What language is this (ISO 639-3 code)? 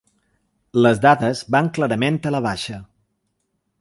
cat